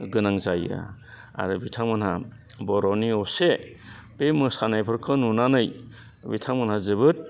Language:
Bodo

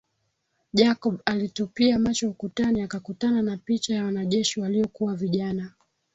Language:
Swahili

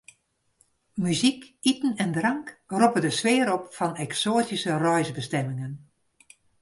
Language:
Western Frisian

